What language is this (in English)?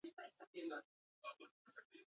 Basque